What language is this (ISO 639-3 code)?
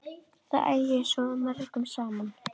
isl